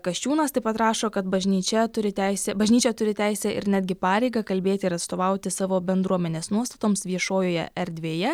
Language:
Lithuanian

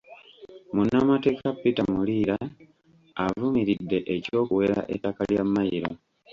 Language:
Ganda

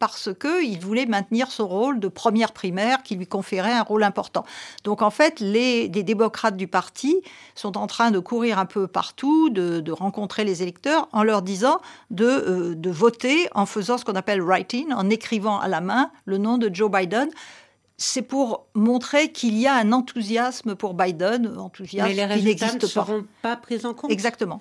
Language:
French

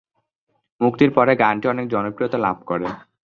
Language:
Bangla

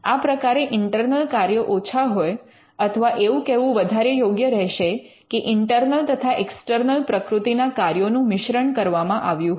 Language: Gujarati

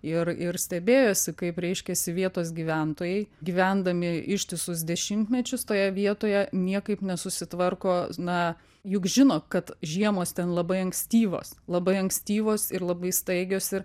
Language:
Lithuanian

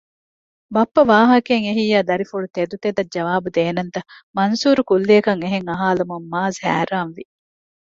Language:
Divehi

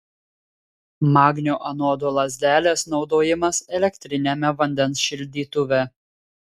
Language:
Lithuanian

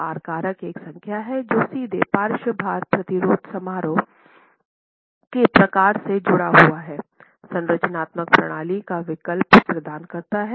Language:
Hindi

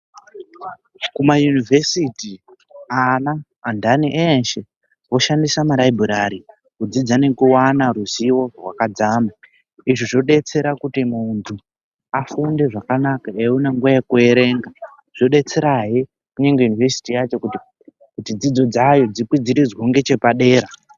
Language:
Ndau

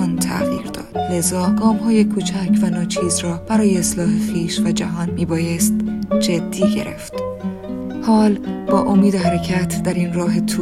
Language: Persian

